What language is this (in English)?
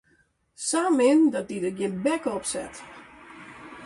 Western Frisian